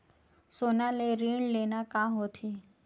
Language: Chhattisgarhi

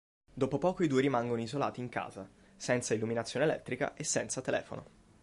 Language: Italian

